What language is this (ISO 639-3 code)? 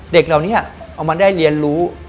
tha